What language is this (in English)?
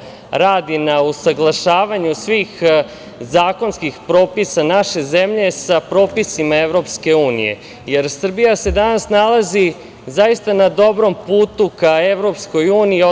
Serbian